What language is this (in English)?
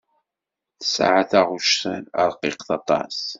Kabyle